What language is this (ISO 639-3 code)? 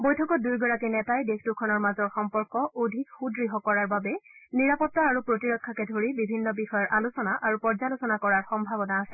asm